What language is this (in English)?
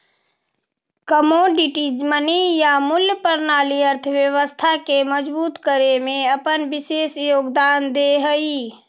Magahi